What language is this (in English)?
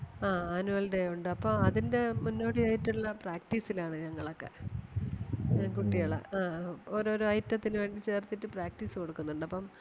Malayalam